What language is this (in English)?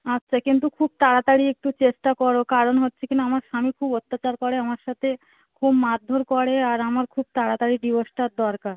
Bangla